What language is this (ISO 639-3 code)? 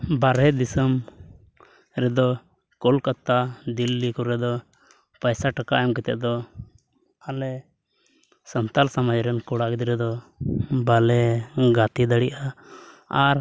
sat